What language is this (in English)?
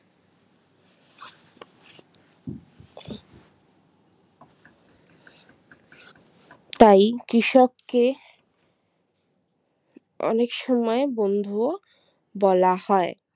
Bangla